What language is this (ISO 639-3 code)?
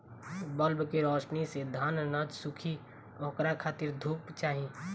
bho